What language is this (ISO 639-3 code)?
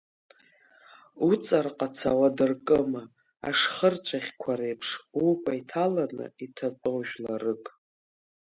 abk